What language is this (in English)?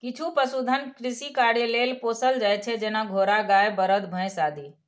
Maithili